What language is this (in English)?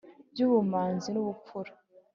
Kinyarwanda